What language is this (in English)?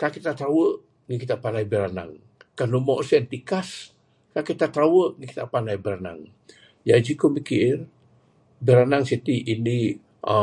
Bukar-Sadung Bidayuh